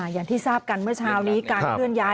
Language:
Thai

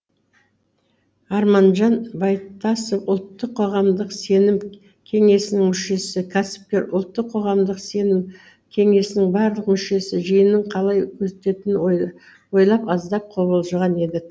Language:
Kazakh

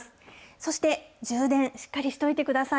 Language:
Japanese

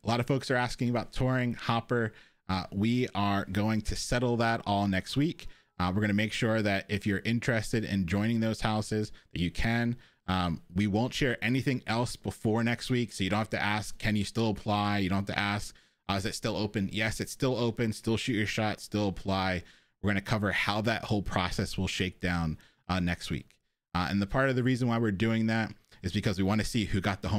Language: English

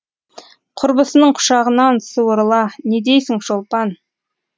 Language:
Kazakh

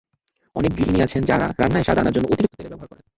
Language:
Bangla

